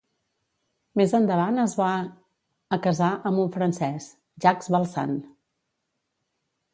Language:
Catalan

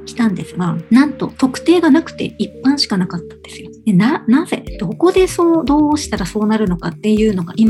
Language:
Japanese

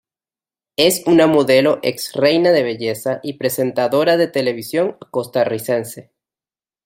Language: Spanish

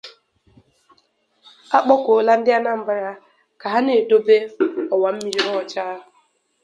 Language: Igbo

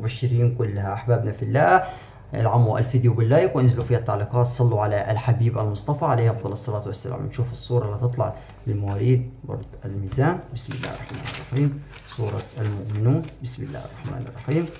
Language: Arabic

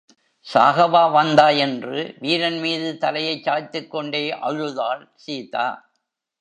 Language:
Tamil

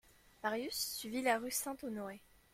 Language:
French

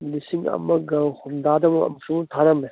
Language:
Manipuri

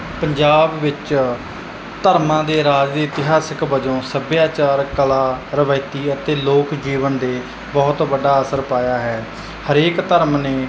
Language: Punjabi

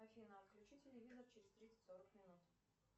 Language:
Russian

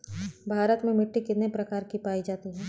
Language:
Bhojpuri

